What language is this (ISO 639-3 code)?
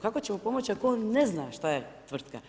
hrv